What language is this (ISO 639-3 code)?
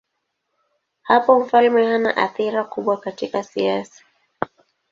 swa